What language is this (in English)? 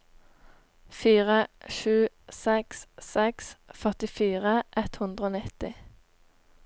Norwegian